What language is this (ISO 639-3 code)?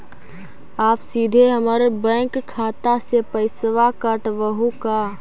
mag